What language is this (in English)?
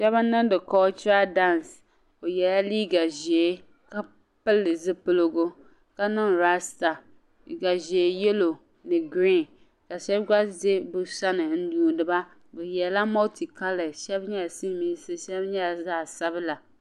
Dagbani